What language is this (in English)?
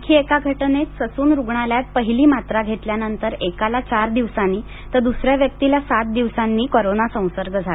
Marathi